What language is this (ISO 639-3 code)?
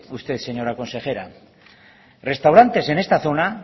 spa